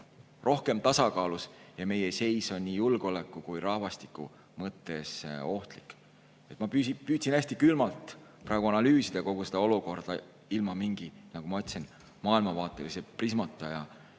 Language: Estonian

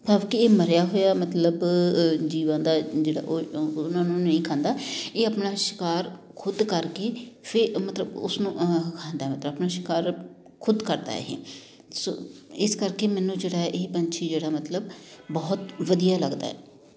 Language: Punjabi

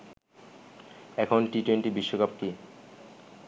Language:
Bangla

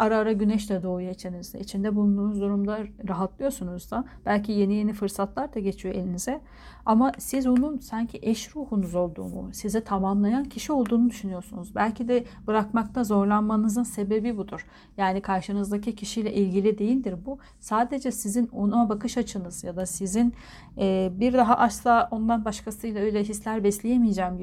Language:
Turkish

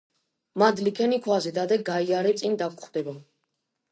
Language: Georgian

